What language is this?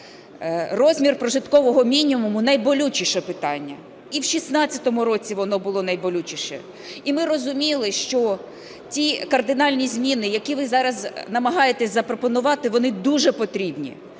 Ukrainian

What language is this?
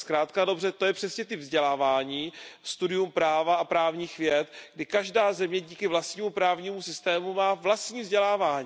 Czech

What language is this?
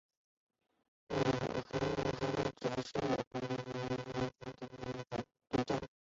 Chinese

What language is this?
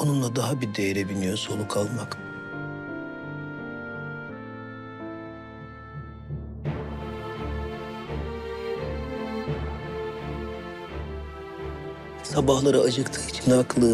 Turkish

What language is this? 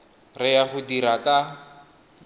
Tswana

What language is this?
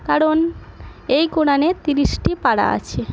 Bangla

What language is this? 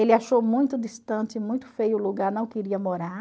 Portuguese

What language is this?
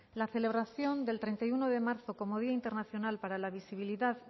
Spanish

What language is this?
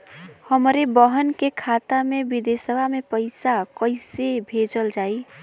Bhojpuri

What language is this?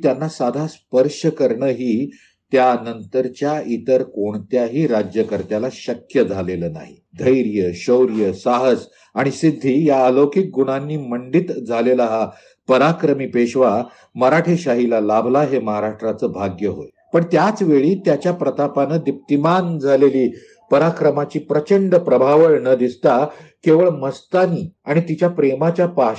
Marathi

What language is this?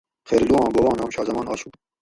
Gawri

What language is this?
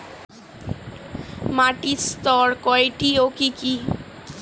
Bangla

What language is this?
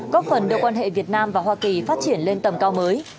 Vietnamese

